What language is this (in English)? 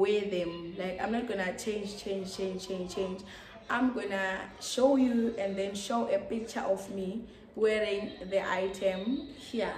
English